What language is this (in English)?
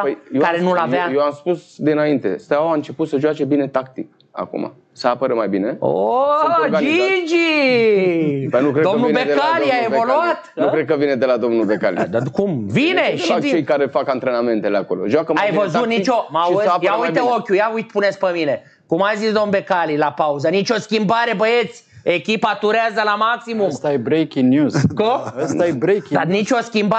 Romanian